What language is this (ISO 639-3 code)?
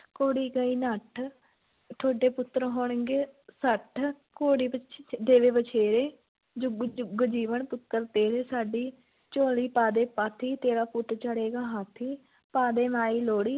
pan